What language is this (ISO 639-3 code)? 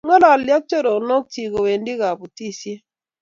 kln